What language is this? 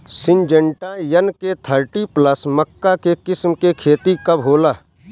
Bhojpuri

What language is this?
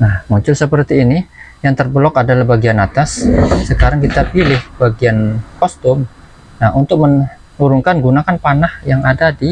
Indonesian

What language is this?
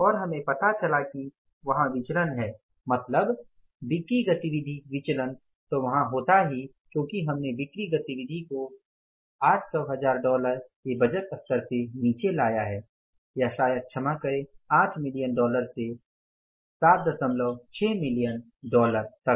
Hindi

